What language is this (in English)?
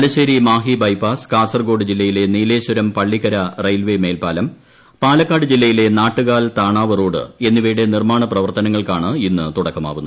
Malayalam